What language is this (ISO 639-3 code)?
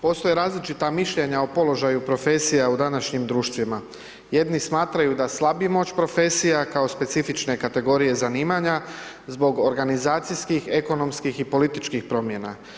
hrv